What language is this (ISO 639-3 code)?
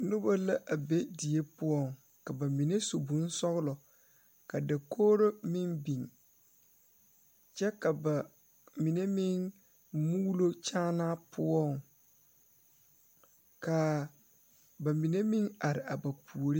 dga